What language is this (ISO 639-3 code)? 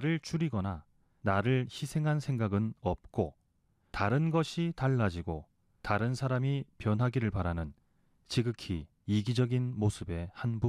kor